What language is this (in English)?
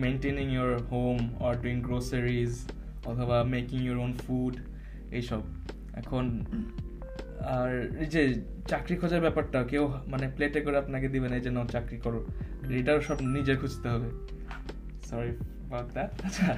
Bangla